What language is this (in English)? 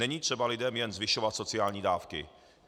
Czech